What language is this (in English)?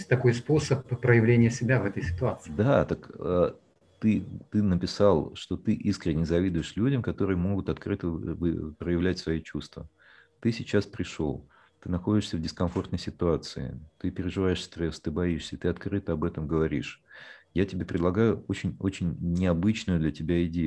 Russian